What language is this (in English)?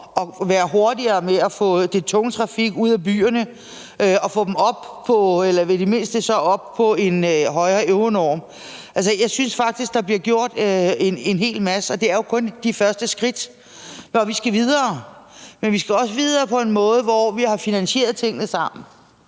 Danish